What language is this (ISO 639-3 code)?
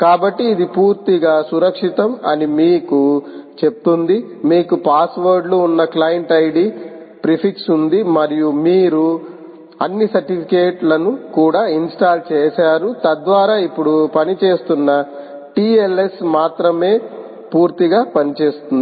tel